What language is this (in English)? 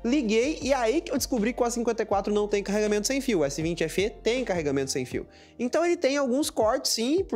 Portuguese